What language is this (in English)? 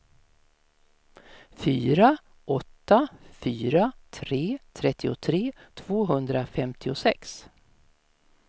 Swedish